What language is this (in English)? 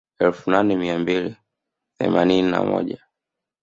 Swahili